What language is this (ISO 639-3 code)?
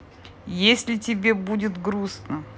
rus